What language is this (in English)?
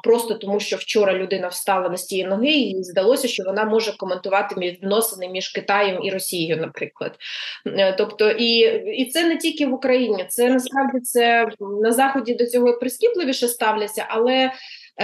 Ukrainian